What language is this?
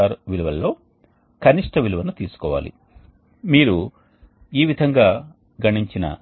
Telugu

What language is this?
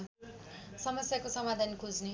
Nepali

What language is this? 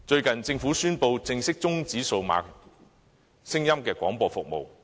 Cantonese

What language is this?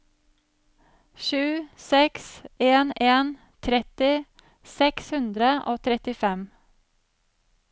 Norwegian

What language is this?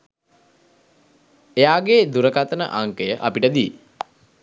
Sinhala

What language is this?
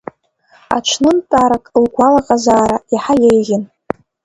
Abkhazian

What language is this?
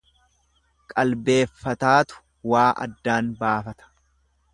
Oromo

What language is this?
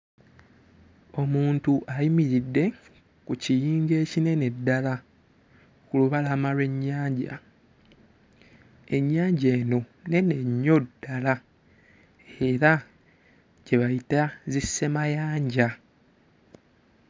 Ganda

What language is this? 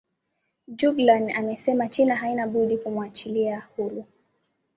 Swahili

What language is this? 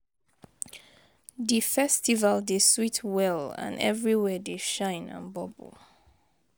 Nigerian Pidgin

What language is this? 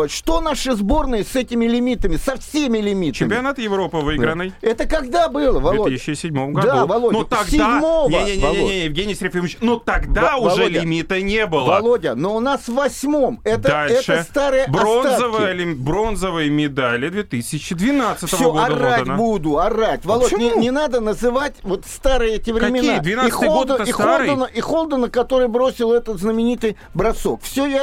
Russian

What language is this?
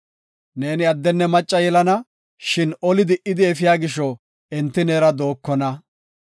Gofa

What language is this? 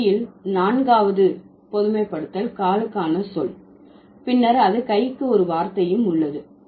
Tamil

